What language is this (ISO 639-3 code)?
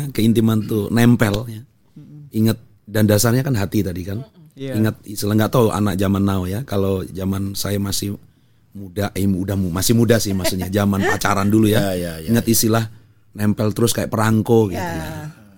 ind